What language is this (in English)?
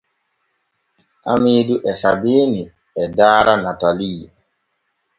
Borgu Fulfulde